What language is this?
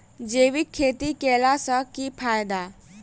Maithili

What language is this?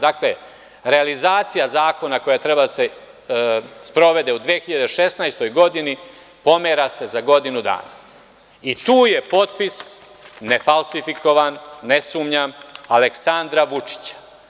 Serbian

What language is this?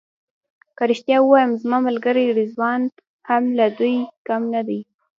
Pashto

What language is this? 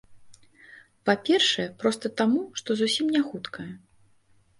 Belarusian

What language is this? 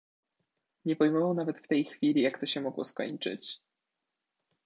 Polish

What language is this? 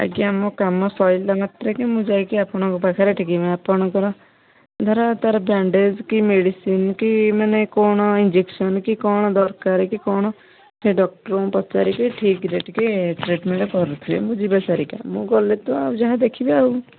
Odia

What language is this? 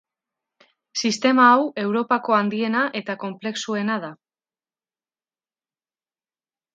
Basque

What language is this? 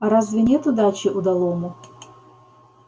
Russian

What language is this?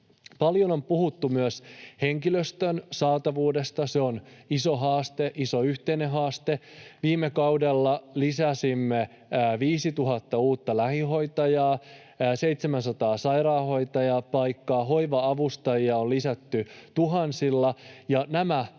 Finnish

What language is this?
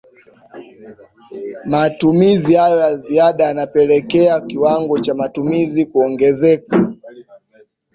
Swahili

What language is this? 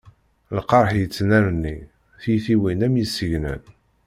Kabyle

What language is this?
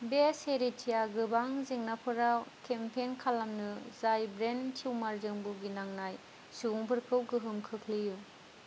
Bodo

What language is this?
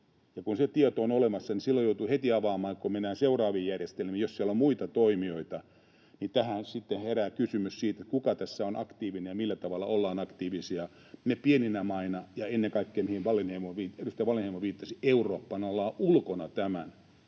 Finnish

